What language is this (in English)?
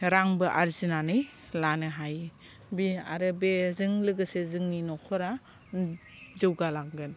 Bodo